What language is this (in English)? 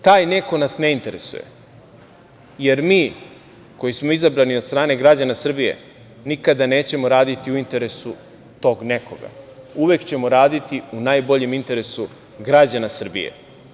Serbian